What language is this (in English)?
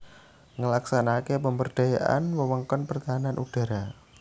Javanese